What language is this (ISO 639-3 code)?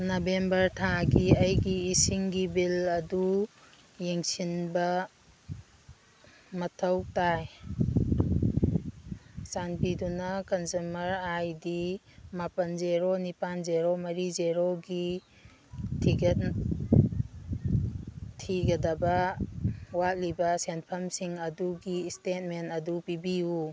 mni